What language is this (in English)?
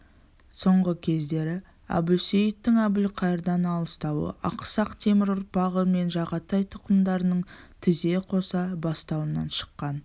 Kazakh